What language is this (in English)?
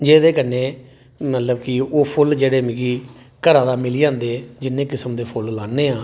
Dogri